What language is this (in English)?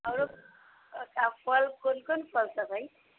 Maithili